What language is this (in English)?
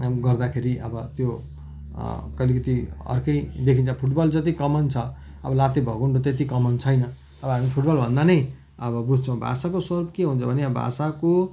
Nepali